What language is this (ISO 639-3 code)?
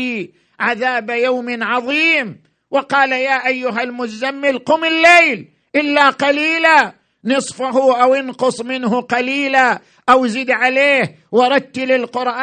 ara